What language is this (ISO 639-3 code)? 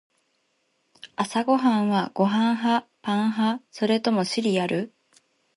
jpn